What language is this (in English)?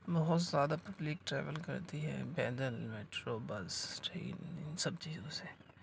Urdu